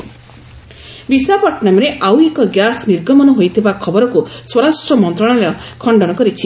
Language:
Odia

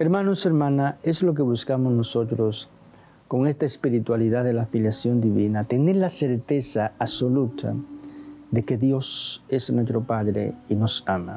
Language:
Spanish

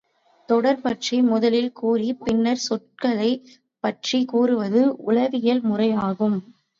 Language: Tamil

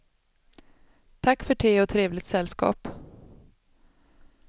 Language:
Swedish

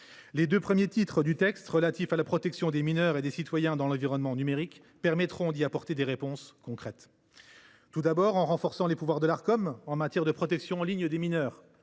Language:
French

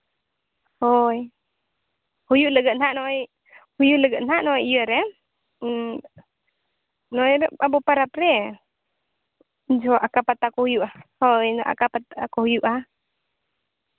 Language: Santali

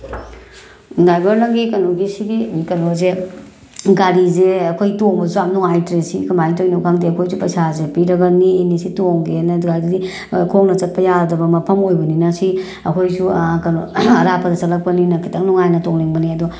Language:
Manipuri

